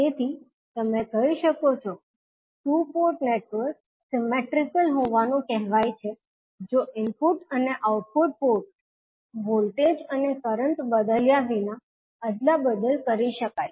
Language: Gujarati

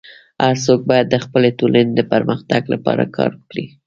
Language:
Pashto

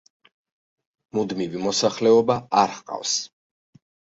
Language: Georgian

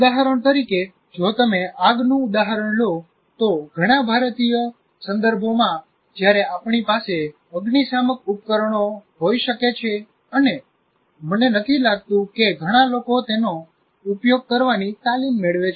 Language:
Gujarati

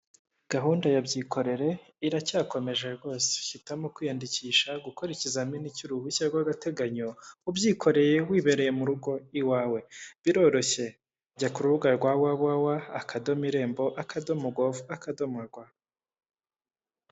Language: Kinyarwanda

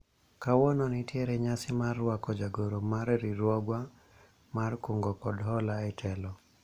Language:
Luo (Kenya and Tanzania)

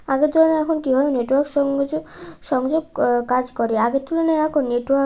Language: Bangla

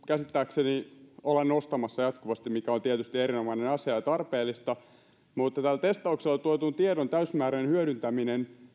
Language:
Finnish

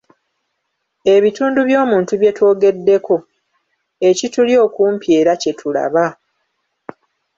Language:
Ganda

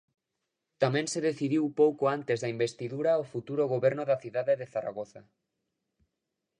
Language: Galician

